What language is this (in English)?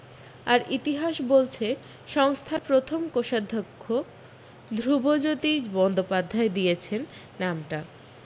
Bangla